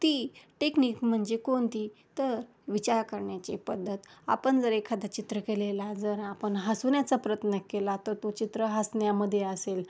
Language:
Marathi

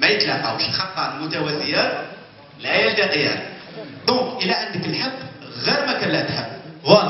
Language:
Arabic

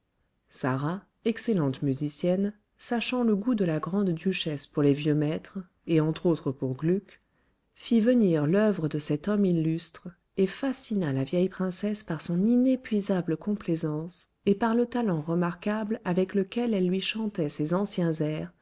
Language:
French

